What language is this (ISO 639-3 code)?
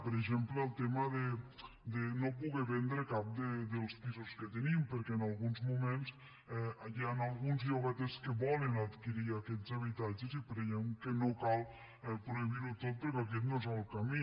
cat